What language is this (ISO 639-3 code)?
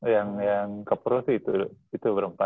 ind